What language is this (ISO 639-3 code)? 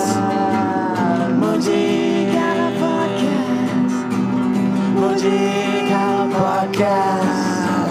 msa